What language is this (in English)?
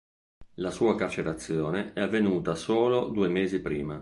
Italian